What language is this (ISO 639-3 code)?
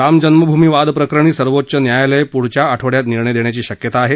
mar